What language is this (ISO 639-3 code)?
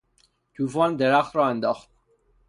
fas